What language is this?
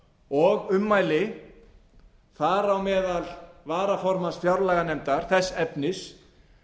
Icelandic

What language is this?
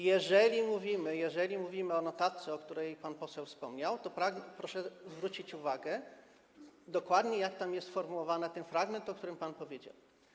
Polish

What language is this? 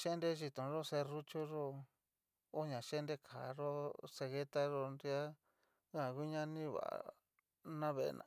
Cacaloxtepec Mixtec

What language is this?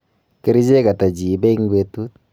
Kalenjin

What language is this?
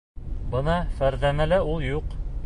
Bashkir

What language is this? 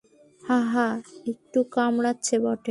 Bangla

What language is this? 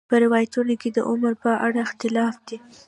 Pashto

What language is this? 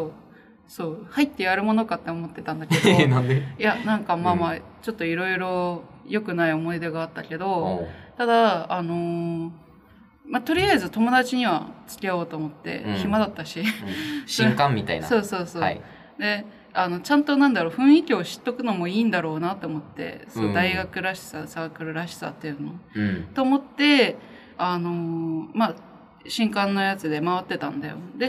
Japanese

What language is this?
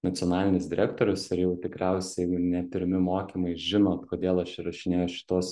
Lithuanian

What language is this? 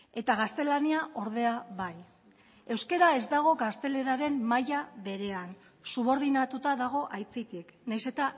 Basque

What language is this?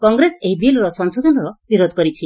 Odia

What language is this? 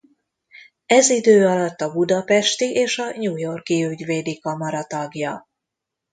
Hungarian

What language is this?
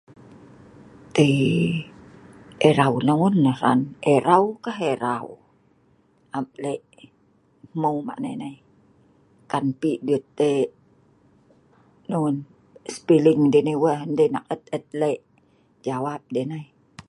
Sa'ban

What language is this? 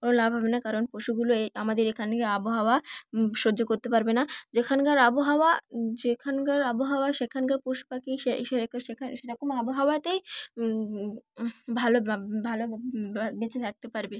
Bangla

